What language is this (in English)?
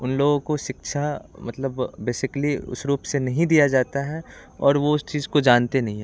Hindi